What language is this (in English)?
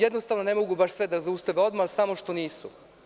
Serbian